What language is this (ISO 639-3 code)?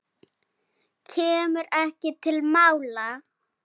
isl